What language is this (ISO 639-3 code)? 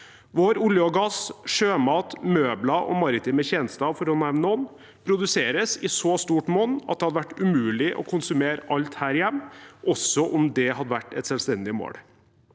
nor